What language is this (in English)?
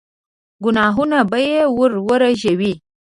Pashto